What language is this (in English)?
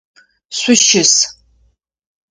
Adyghe